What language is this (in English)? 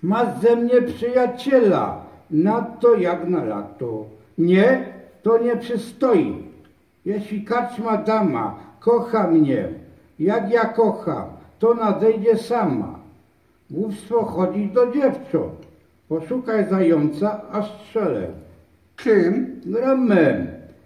Polish